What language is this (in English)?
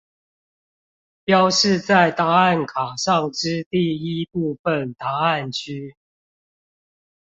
Chinese